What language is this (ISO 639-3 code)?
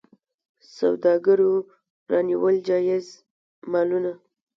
pus